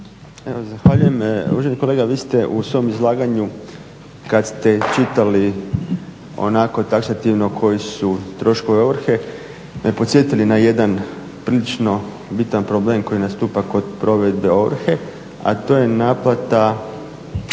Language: Croatian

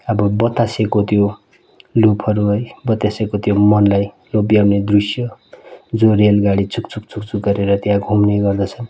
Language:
Nepali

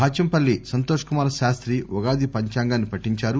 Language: Telugu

